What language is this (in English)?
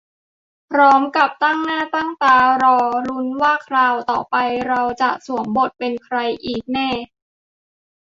Thai